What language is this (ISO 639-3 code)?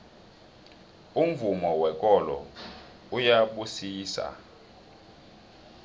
nbl